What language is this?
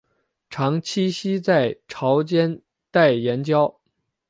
Chinese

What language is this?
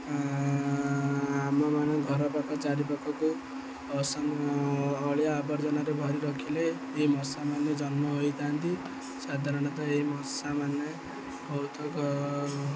Odia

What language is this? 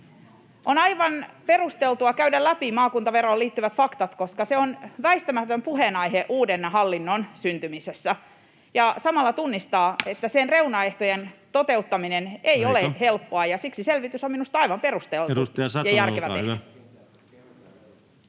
Finnish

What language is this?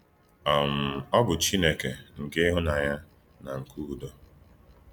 Igbo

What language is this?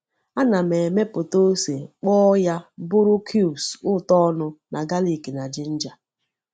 Igbo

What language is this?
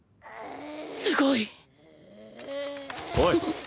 Japanese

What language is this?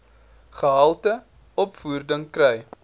Afrikaans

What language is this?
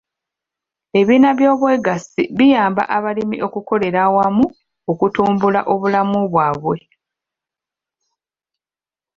Ganda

